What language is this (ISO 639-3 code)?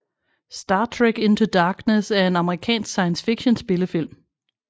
dan